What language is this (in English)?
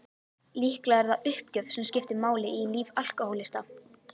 Icelandic